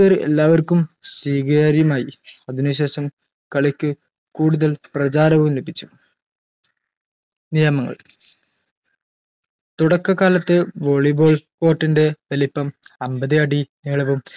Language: Malayalam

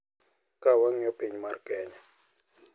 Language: Luo (Kenya and Tanzania)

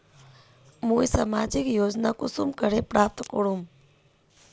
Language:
Magahi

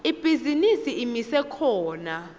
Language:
Swati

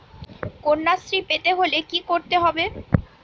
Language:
Bangla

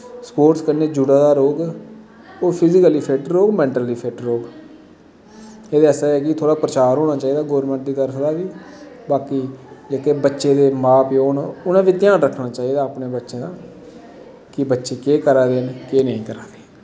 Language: Dogri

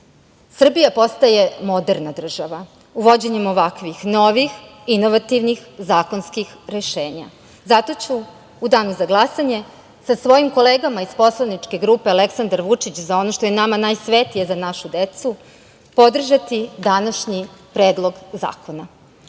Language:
Serbian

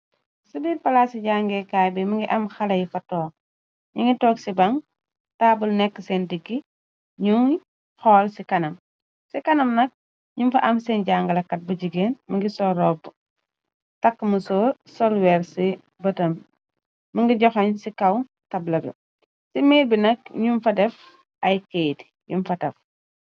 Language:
Wolof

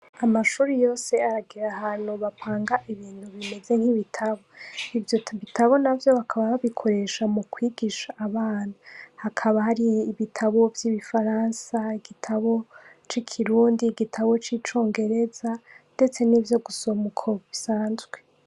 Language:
Rundi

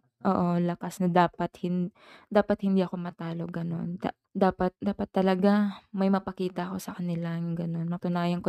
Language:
Filipino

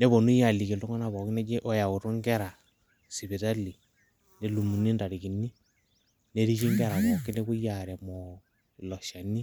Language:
Masai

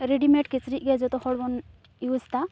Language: Santali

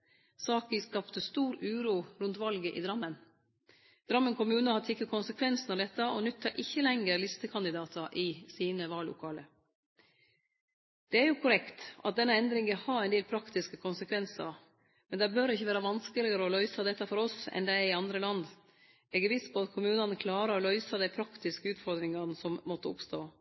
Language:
Norwegian Nynorsk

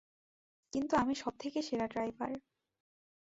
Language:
Bangla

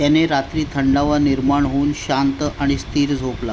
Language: Marathi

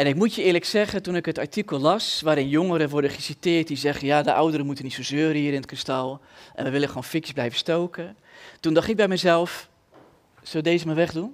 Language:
Dutch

